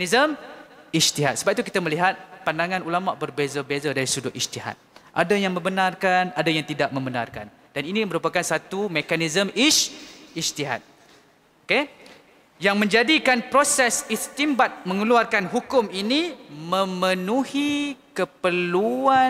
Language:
Malay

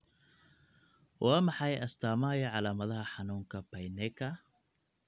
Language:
Somali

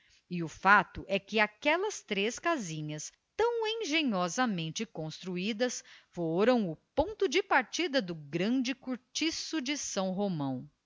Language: Portuguese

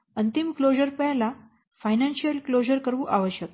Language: Gujarati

